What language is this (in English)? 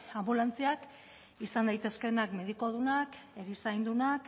Basque